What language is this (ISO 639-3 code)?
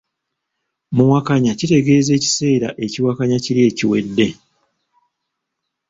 lug